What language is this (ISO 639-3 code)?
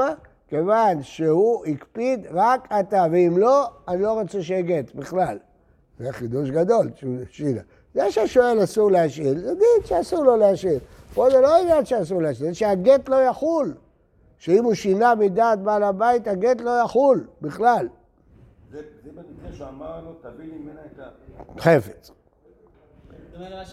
heb